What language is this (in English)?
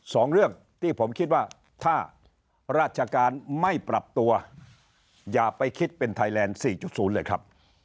Thai